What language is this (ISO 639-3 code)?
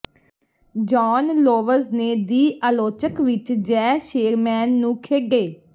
pan